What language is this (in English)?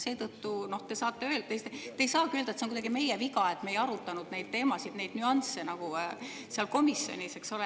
Estonian